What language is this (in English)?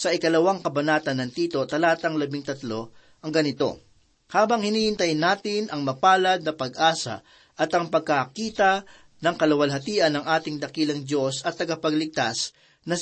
Filipino